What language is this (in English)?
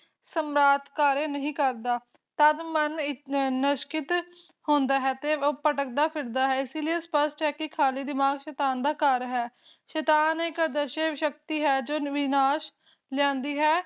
Punjabi